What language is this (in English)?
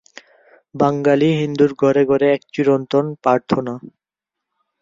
Bangla